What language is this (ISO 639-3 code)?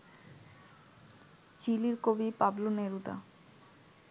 ben